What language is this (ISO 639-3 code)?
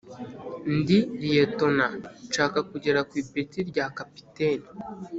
kin